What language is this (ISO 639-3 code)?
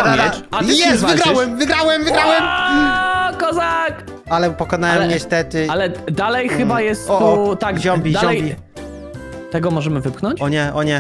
pol